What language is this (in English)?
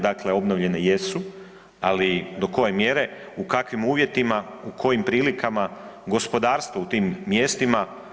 Croatian